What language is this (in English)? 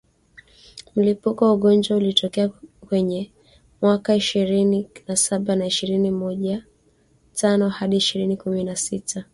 Swahili